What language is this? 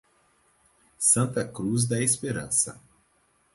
Portuguese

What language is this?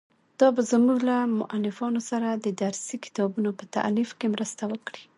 Pashto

